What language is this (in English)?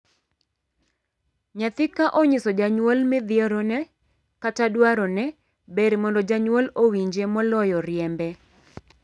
Luo (Kenya and Tanzania)